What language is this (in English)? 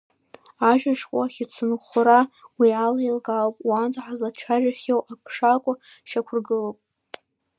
Abkhazian